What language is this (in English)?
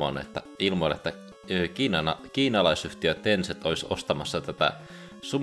Finnish